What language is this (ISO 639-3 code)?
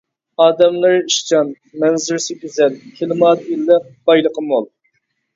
uig